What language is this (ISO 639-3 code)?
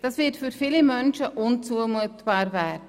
gsw